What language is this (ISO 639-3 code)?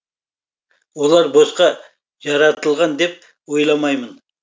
kaz